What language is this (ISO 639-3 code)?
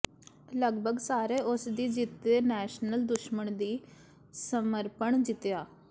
pan